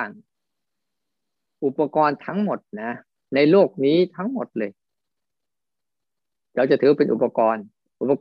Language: Thai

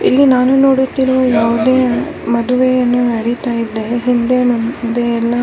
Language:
Kannada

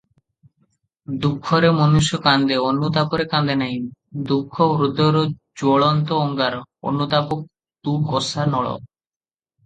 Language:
Odia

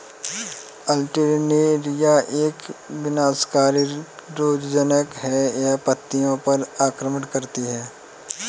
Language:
Hindi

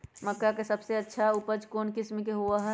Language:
Magahi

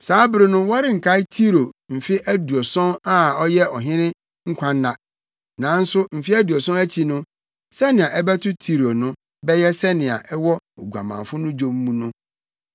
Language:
Akan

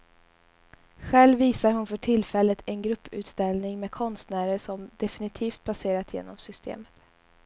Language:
Swedish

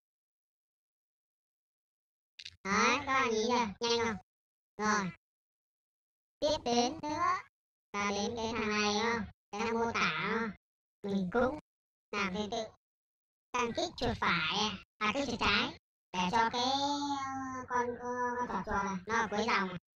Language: Vietnamese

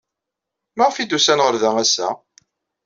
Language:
Kabyle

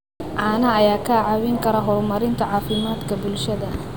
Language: Somali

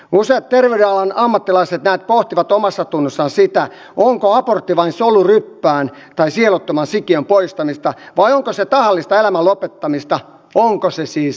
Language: Finnish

